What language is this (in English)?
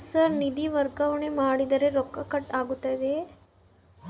Kannada